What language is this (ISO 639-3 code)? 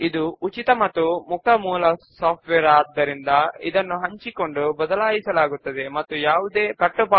tel